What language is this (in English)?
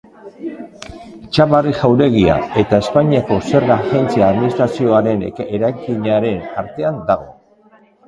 Basque